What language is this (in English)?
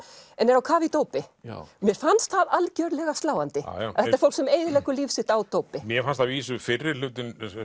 Icelandic